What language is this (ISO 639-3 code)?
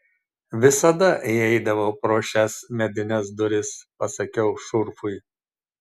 lit